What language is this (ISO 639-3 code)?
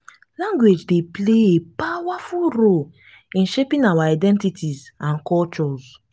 pcm